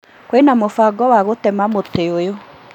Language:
Kikuyu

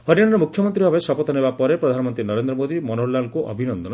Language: Odia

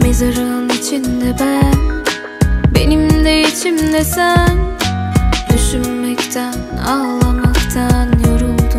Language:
Dutch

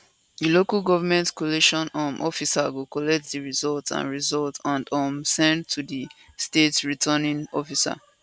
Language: Nigerian Pidgin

